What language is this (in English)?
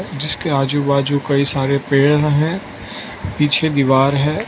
Hindi